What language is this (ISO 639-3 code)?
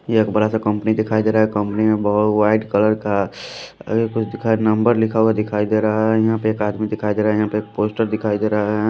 hin